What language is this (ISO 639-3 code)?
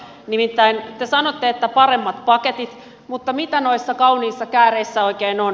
fin